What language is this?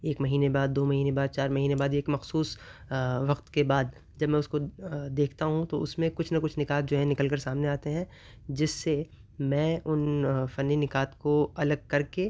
Urdu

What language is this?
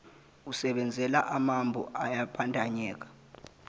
Zulu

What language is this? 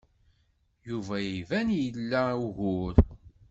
Kabyle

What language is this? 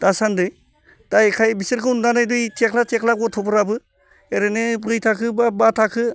Bodo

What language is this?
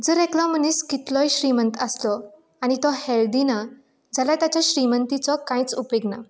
Konkani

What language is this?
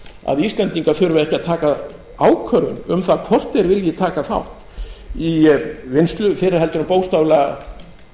Icelandic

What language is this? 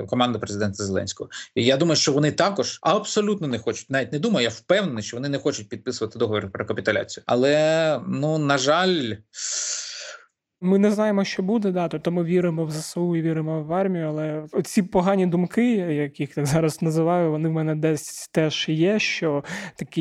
Ukrainian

